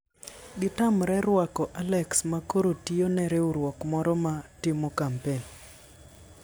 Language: Luo (Kenya and Tanzania)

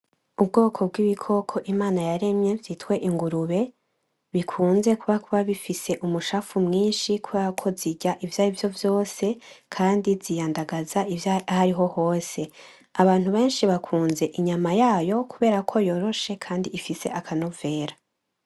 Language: Rundi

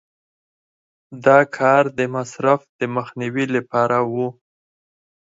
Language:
Pashto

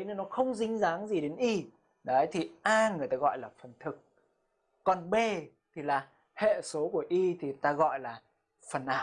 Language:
Vietnamese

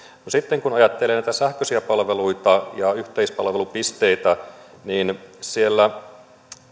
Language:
Finnish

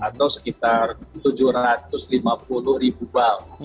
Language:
Indonesian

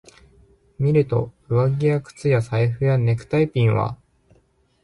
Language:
Japanese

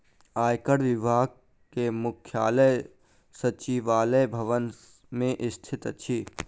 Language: Maithili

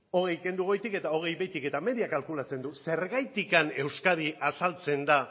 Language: Basque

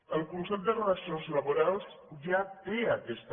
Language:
Catalan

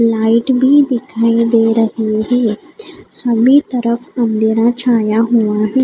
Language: Hindi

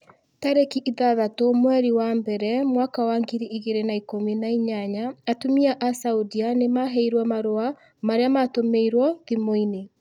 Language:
Kikuyu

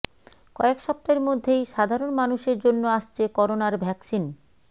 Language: Bangla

